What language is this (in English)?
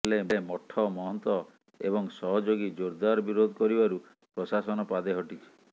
Odia